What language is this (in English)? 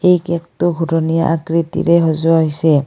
Assamese